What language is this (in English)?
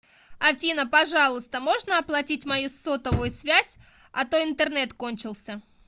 Russian